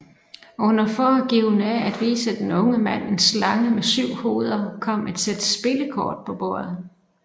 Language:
Danish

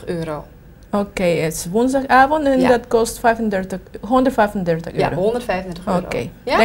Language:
Dutch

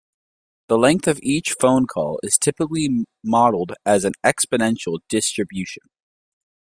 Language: English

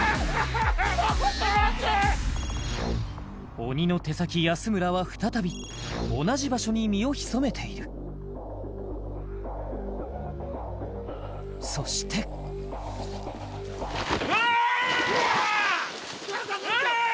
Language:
Japanese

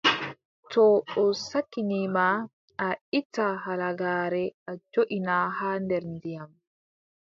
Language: Adamawa Fulfulde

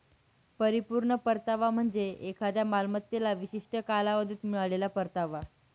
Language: Marathi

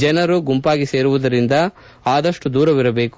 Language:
Kannada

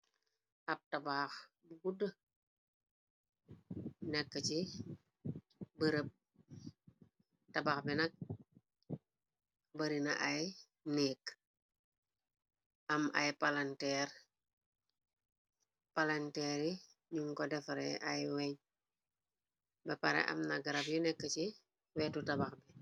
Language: Wolof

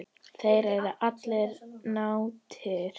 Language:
Icelandic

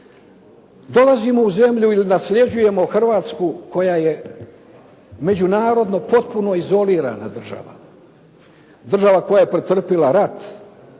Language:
Croatian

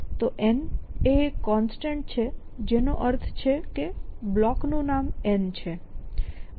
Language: Gujarati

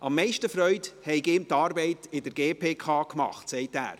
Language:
Swiss German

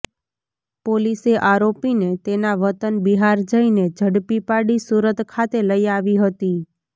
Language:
Gujarati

